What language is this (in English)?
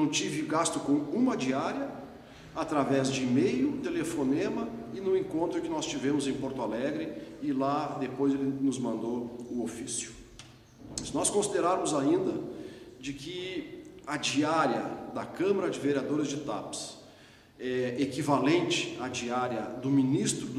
Portuguese